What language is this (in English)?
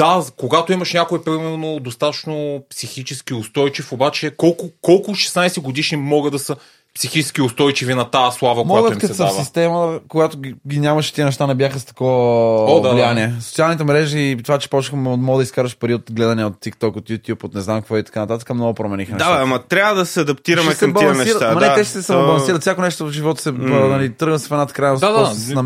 Bulgarian